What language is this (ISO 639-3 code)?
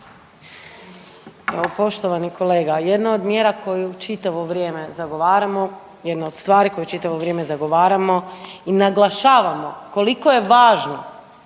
hrv